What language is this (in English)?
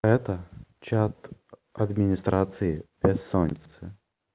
Russian